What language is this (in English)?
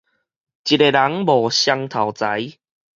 Min Nan Chinese